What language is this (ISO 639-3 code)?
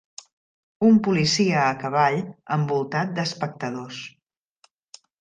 cat